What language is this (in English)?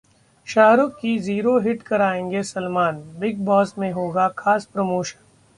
Hindi